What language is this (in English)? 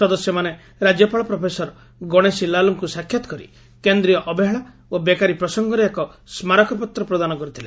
Odia